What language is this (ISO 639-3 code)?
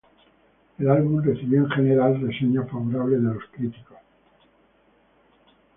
spa